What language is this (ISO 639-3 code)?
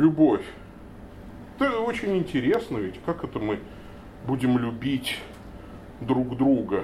rus